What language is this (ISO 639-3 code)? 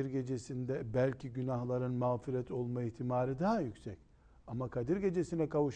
tur